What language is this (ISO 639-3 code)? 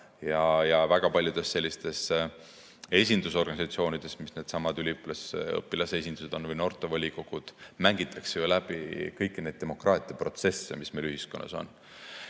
est